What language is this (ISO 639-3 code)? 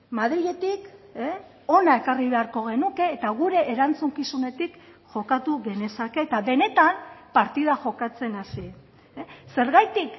eus